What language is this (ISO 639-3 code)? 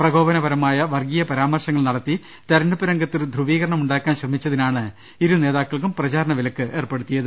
mal